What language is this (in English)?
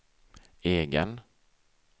Swedish